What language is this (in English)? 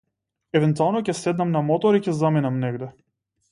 Macedonian